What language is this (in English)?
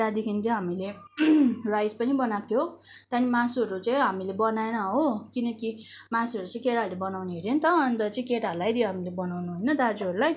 Nepali